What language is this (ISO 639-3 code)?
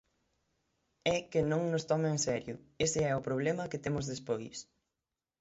glg